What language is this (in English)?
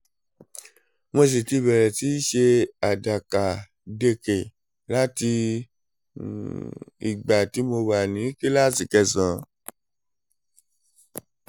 Yoruba